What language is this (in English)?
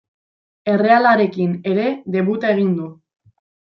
Basque